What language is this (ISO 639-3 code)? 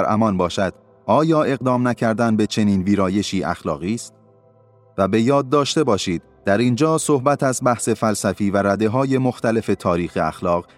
fas